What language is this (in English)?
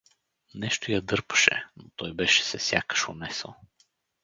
Bulgarian